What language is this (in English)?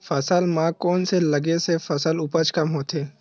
Chhattisgarhi